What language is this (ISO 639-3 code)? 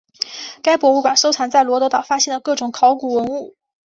zho